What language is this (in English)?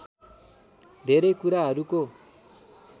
Nepali